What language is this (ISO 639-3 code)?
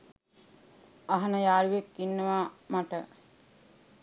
sin